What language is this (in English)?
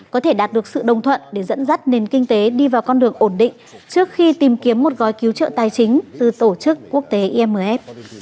Vietnamese